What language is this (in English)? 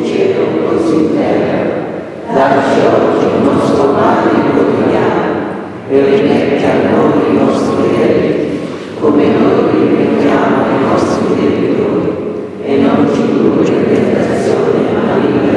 Italian